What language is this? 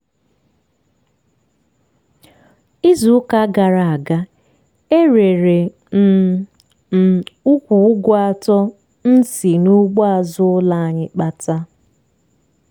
Igbo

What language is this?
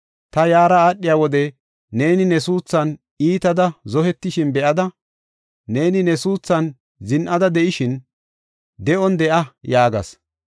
Gofa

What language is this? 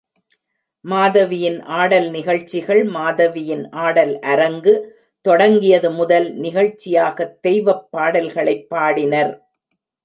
Tamil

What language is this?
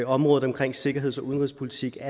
Danish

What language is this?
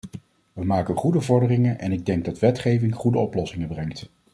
Dutch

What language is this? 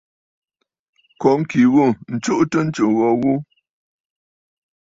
Bafut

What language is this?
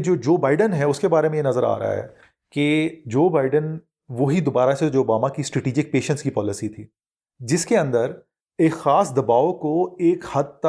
Urdu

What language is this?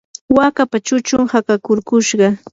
Yanahuanca Pasco Quechua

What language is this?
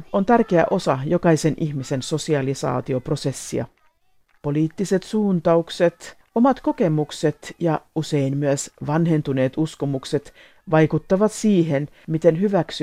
Finnish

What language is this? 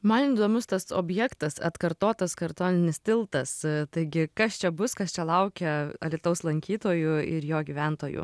Lithuanian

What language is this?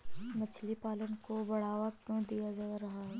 Hindi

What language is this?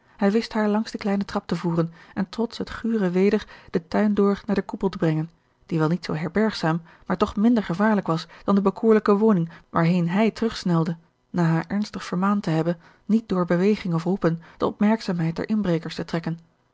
Dutch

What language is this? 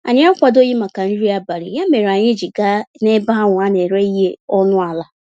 Igbo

